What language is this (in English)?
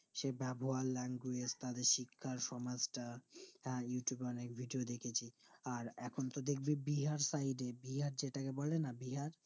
Bangla